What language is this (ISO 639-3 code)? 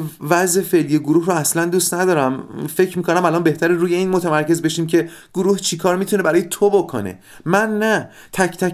fas